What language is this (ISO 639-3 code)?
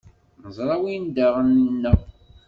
kab